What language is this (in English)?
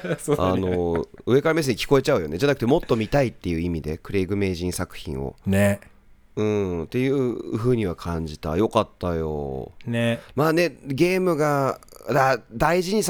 Japanese